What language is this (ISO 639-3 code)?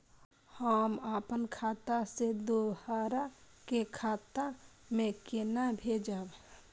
mai